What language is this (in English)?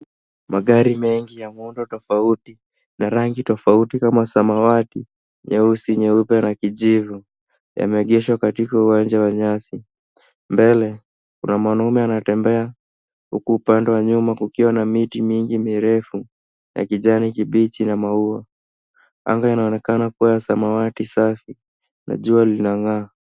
Swahili